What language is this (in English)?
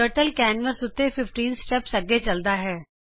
Punjabi